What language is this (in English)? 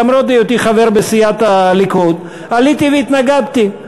Hebrew